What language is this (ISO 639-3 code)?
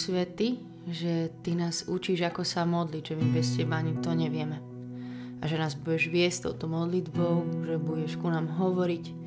slk